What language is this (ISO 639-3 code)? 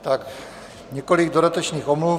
ces